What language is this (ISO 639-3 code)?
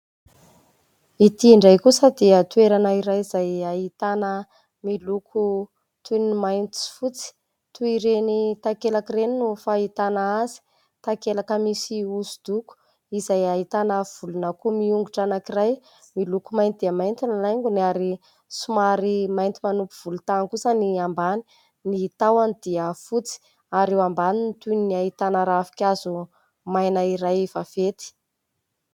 mlg